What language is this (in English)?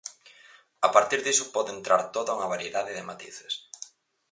Galician